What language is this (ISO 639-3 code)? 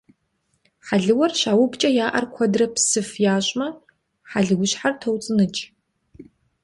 kbd